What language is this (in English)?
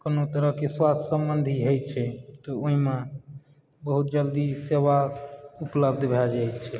Maithili